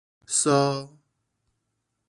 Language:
Min Nan Chinese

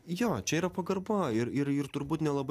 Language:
Lithuanian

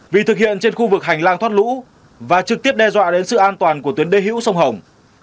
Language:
Vietnamese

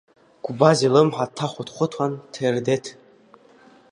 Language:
Abkhazian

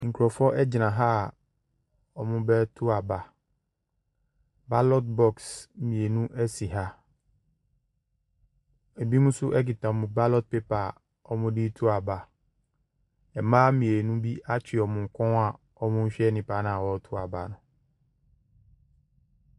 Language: Akan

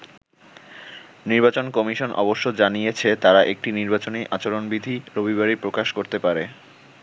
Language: Bangla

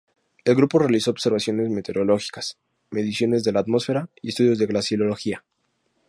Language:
Spanish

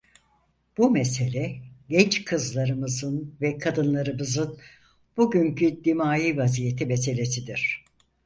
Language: Turkish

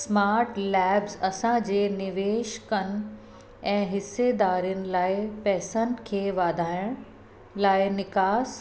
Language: Sindhi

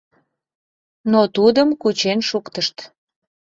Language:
Mari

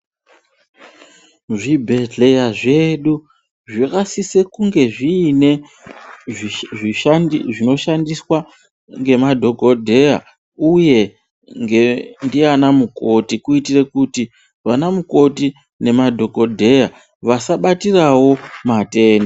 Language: Ndau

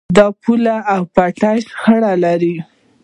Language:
Pashto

